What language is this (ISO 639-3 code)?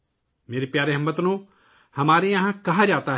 urd